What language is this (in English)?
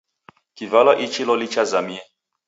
Taita